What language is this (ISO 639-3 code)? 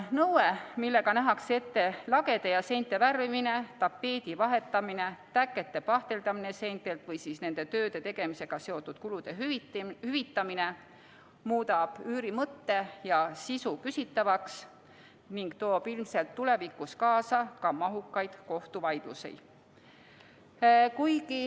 est